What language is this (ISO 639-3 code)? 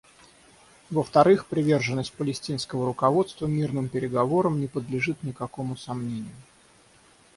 rus